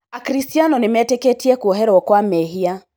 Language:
Kikuyu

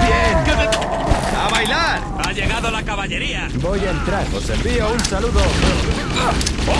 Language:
Spanish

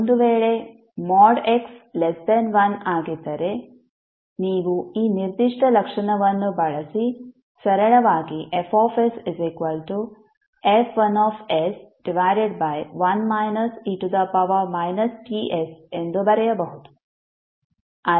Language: Kannada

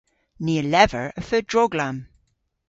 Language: Cornish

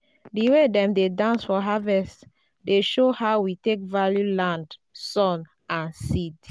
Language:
Nigerian Pidgin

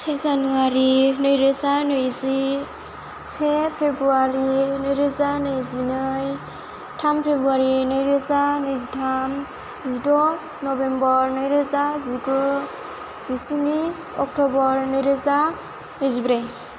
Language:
Bodo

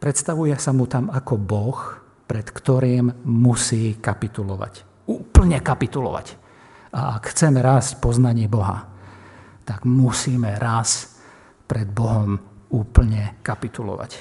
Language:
Slovak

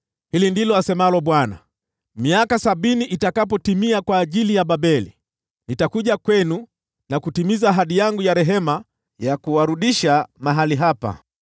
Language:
Swahili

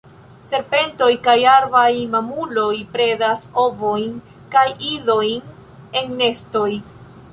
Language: Esperanto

